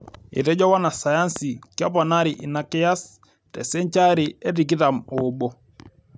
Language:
Masai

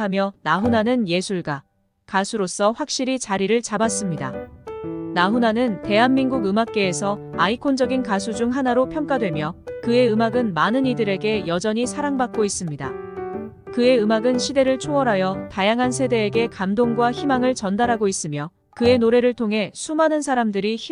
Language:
Korean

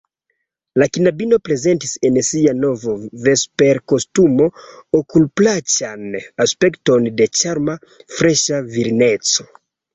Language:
Esperanto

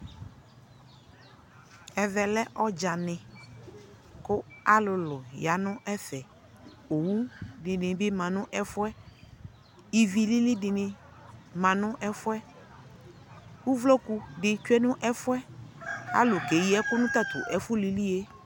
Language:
Ikposo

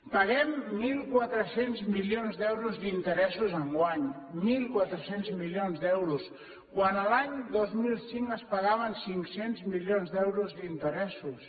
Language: Catalan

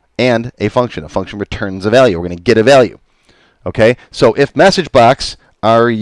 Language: English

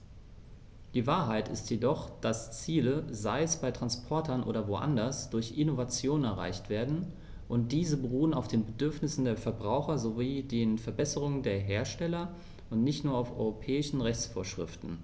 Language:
German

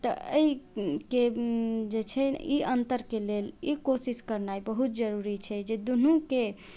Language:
Maithili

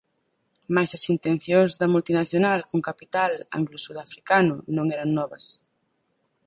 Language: Galician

